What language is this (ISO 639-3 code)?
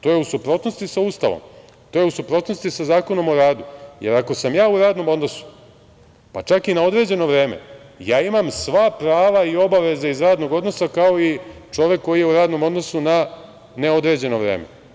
srp